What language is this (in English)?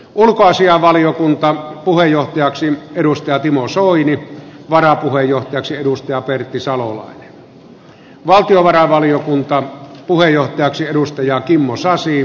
Finnish